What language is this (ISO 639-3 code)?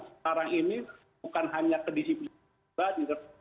ind